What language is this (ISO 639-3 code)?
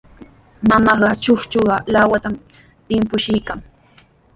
qws